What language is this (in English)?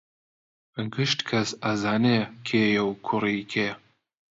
Central Kurdish